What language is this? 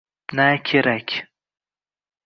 Uzbek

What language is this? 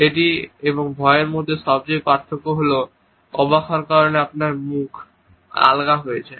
Bangla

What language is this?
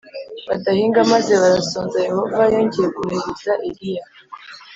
Kinyarwanda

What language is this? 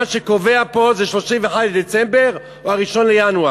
Hebrew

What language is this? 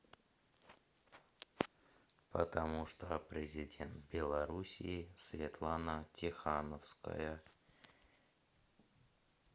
Russian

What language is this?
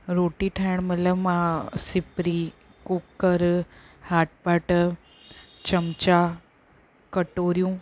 Sindhi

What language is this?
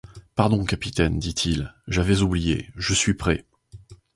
French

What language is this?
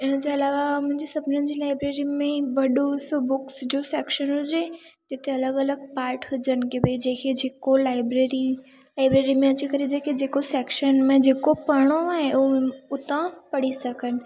Sindhi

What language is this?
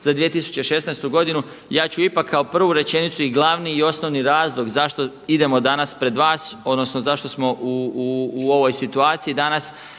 Croatian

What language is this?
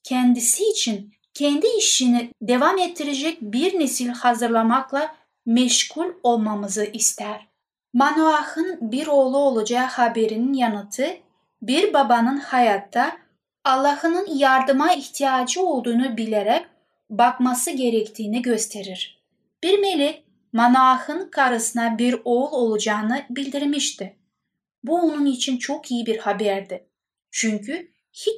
Turkish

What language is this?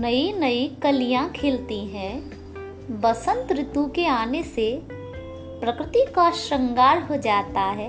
Hindi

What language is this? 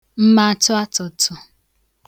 Igbo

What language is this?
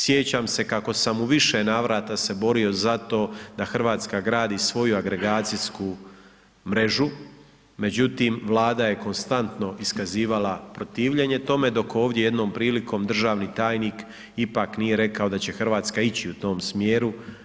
Croatian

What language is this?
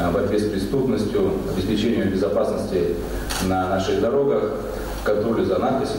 Russian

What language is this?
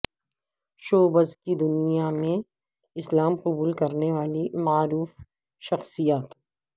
Urdu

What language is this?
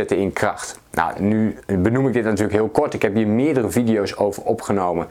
Dutch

